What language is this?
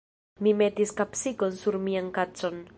Esperanto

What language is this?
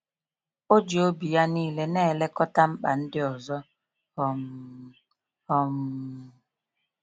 Igbo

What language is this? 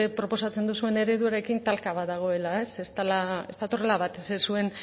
Basque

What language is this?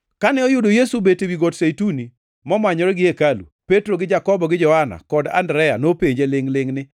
Luo (Kenya and Tanzania)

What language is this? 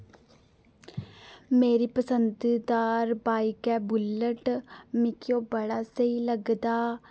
Dogri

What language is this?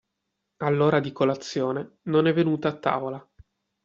Italian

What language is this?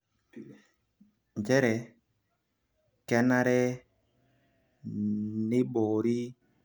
Masai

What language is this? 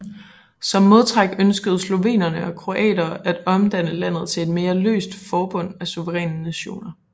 Danish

